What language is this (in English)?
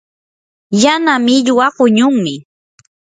Yanahuanca Pasco Quechua